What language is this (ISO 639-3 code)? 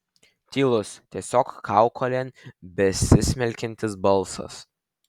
lit